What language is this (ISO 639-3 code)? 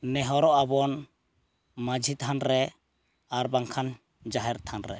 sat